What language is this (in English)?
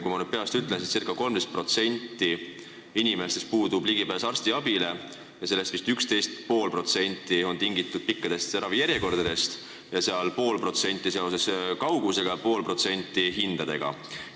Estonian